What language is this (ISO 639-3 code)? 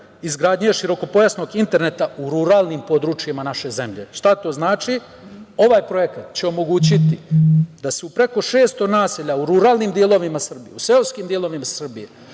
srp